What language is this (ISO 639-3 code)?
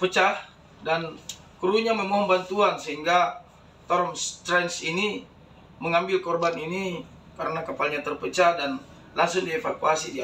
ind